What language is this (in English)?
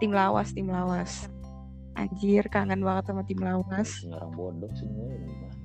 Indonesian